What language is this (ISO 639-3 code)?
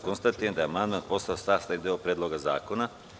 srp